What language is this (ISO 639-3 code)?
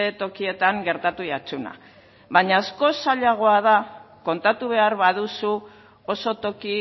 eus